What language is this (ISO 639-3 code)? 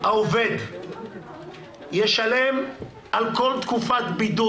heb